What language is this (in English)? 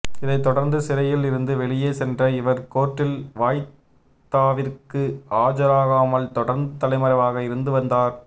Tamil